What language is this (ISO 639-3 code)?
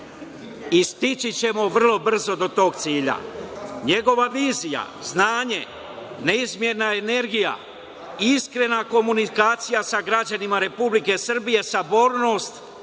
srp